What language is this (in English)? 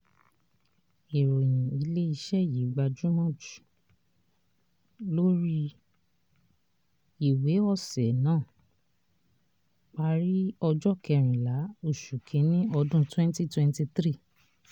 Yoruba